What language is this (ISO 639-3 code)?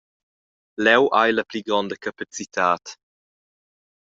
roh